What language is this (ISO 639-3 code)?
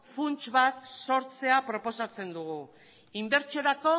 eus